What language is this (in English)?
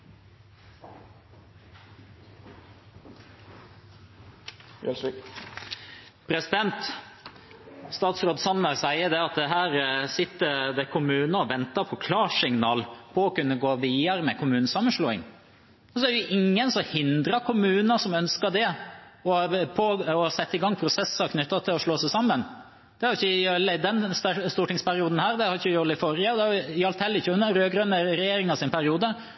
Norwegian